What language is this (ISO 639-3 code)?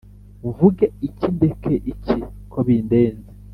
kin